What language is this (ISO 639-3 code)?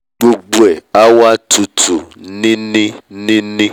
yor